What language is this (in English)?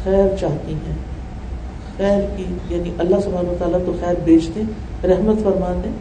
Urdu